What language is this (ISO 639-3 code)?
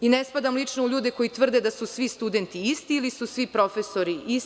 srp